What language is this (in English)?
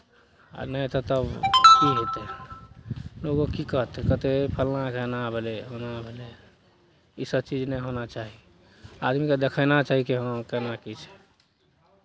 Maithili